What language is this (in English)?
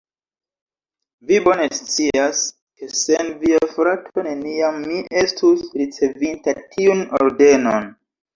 Esperanto